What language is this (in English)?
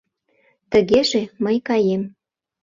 Mari